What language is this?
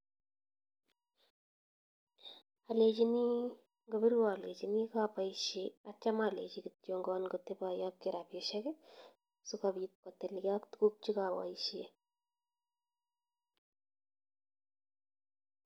Kalenjin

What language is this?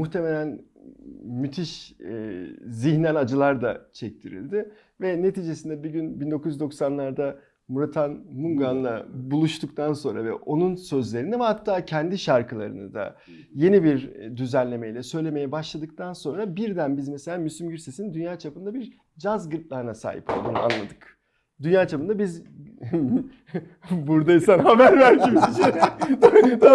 Turkish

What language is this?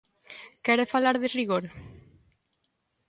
Galician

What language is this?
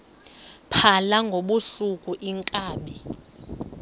Xhosa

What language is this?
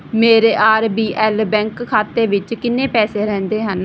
Punjabi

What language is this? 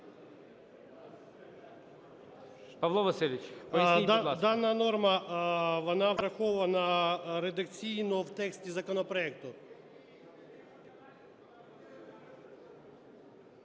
Ukrainian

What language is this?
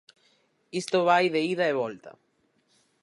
Galician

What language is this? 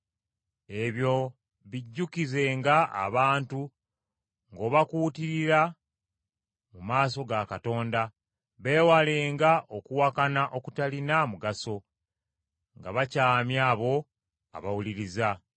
Ganda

